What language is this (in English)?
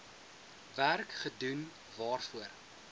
Afrikaans